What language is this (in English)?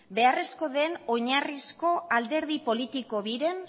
Basque